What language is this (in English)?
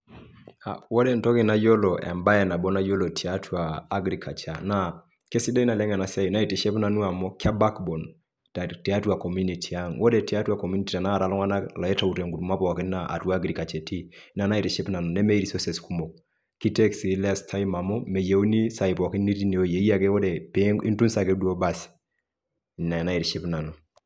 Masai